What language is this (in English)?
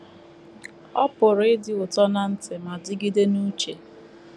Igbo